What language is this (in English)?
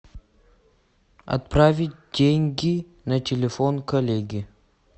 Russian